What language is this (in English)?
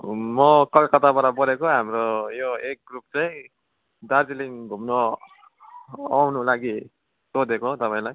Nepali